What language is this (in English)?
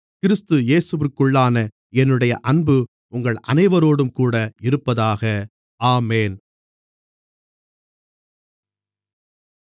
Tamil